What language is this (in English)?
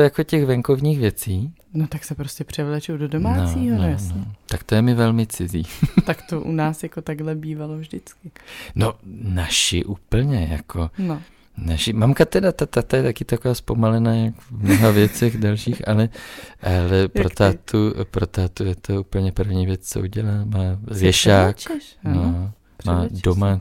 Czech